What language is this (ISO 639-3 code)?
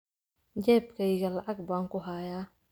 som